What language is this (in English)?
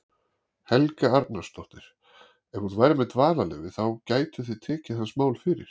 Icelandic